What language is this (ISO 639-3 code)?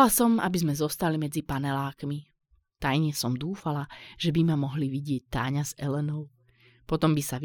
slk